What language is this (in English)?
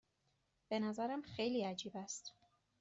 Persian